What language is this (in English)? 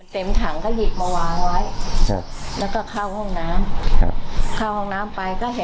Thai